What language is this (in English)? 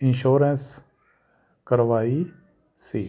Punjabi